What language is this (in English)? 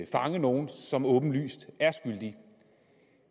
Danish